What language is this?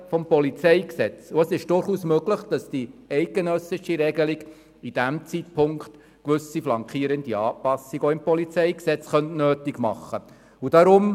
Swiss German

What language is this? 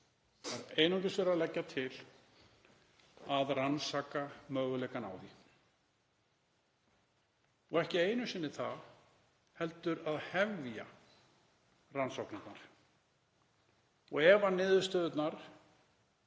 Icelandic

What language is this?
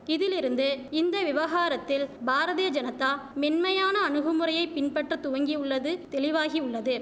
Tamil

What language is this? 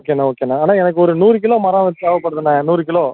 Tamil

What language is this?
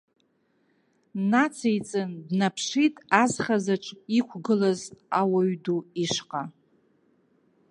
Abkhazian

